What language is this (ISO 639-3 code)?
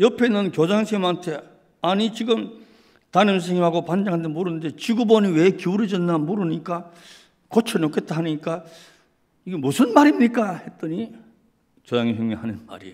kor